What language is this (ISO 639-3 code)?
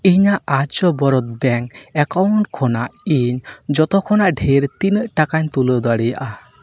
sat